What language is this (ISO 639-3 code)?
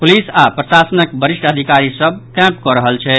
mai